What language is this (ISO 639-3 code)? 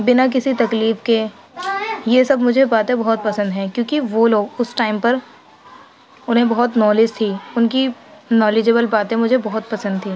urd